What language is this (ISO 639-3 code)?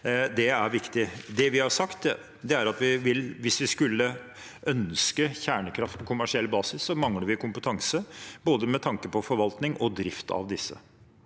nor